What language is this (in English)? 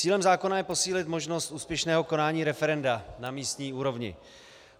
Czech